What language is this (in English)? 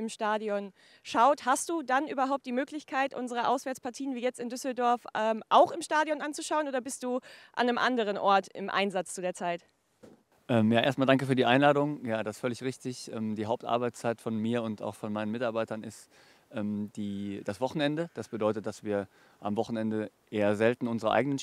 German